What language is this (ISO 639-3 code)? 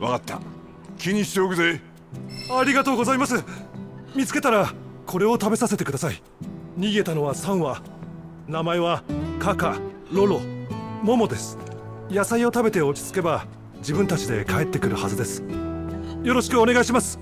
jpn